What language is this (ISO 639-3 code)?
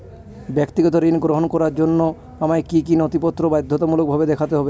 ben